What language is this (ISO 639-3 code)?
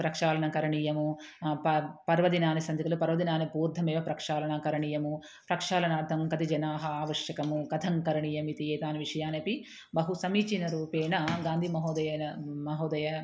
san